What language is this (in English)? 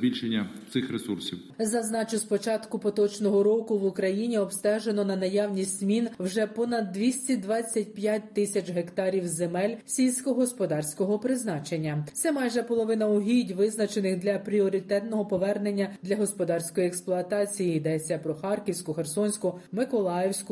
Ukrainian